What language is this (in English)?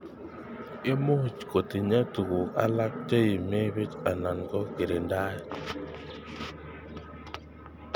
Kalenjin